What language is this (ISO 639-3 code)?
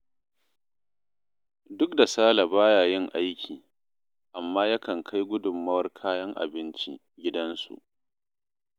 hau